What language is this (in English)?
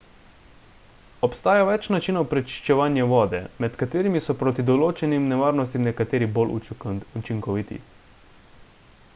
Slovenian